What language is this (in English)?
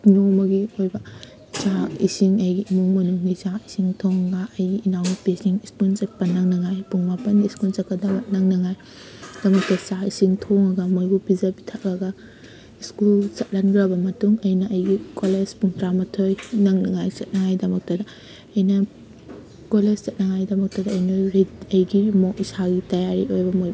Manipuri